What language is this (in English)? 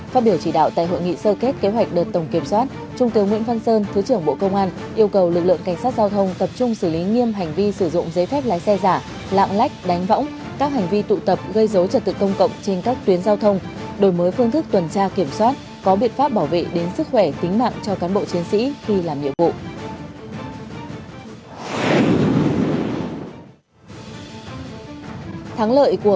Vietnamese